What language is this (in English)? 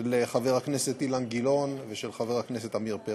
Hebrew